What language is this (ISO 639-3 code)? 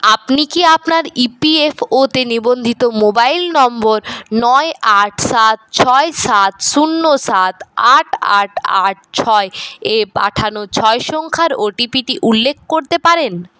ben